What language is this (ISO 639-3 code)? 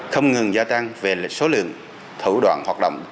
vie